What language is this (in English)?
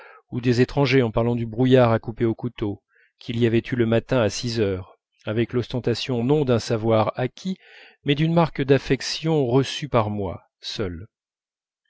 French